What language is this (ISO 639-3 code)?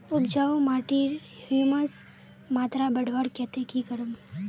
mag